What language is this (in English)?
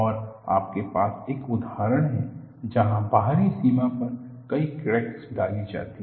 Hindi